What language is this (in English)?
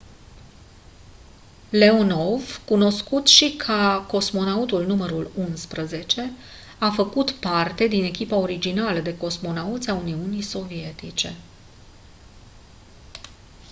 Romanian